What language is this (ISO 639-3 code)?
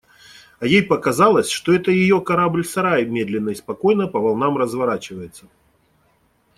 rus